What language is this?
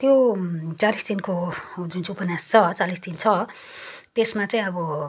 Nepali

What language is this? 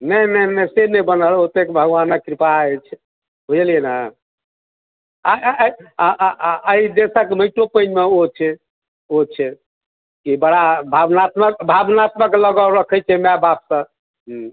Maithili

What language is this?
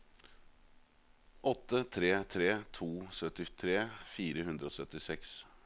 Norwegian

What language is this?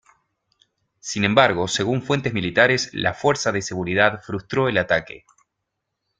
Spanish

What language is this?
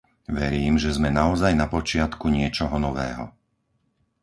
Slovak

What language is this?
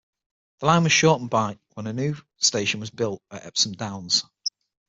English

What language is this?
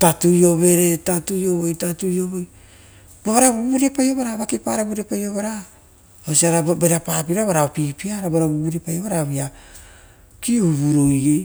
Rotokas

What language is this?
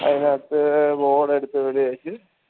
Malayalam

